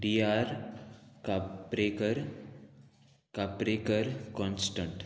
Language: Konkani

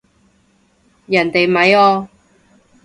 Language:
Cantonese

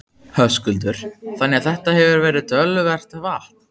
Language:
Icelandic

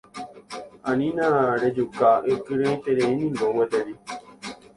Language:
Guarani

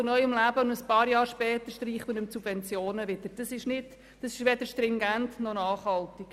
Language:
Swiss German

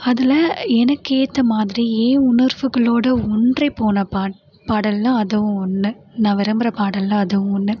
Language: Tamil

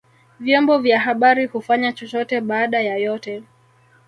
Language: Swahili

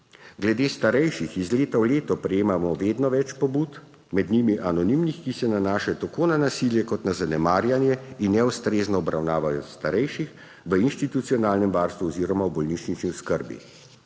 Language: Slovenian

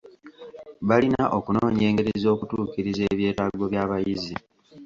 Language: Ganda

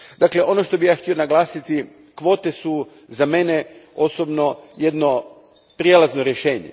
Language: Croatian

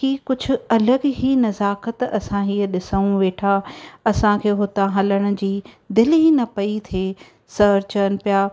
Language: Sindhi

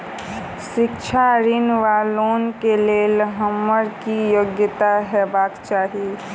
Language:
Maithili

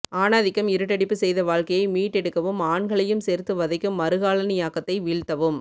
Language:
Tamil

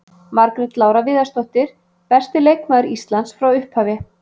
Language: Icelandic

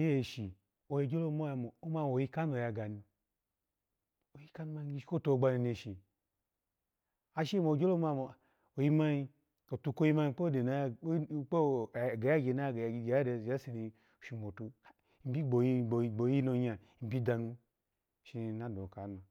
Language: Alago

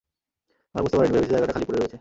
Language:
Bangla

